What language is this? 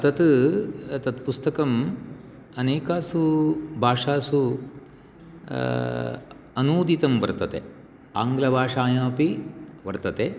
Sanskrit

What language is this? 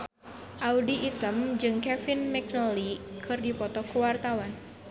Sundanese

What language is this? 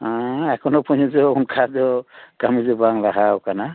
Santali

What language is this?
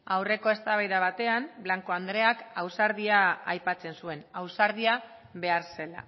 Basque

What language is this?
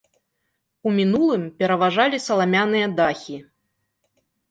Belarusian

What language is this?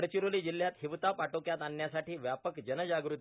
Marathi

